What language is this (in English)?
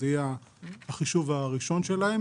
Hebrew